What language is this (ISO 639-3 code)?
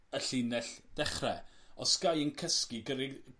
cym